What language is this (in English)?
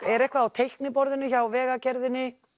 Icelandic